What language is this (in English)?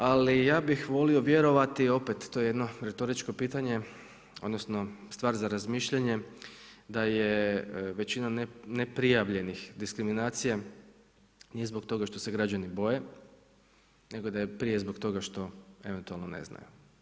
Croatian